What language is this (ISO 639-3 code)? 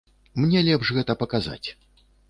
bel